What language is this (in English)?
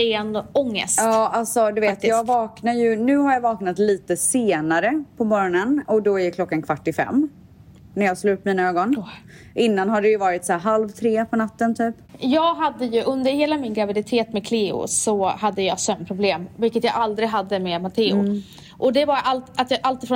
Swedish